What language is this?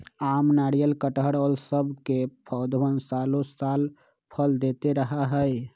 Magahi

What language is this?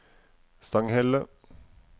Norwegian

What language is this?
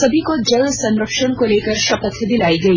Hindi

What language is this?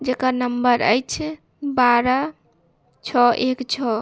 Maithili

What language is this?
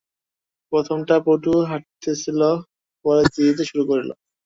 Bangla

